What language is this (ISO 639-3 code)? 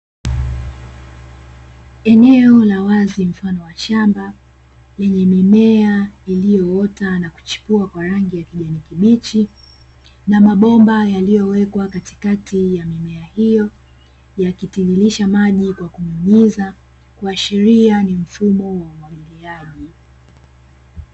swa